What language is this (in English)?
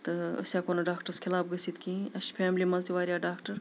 Kashmiri